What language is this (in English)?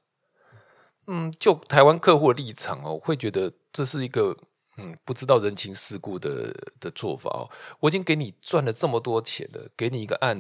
Chinese